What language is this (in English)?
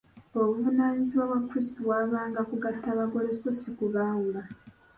Ganda